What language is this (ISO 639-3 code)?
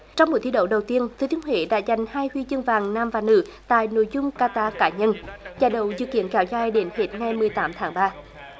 vie